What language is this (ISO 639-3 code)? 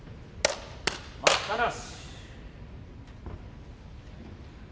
jpn